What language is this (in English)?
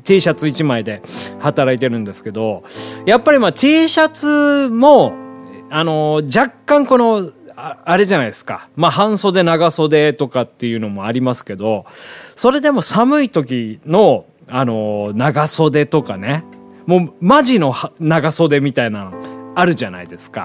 Japanese